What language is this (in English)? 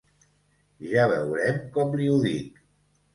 Catalan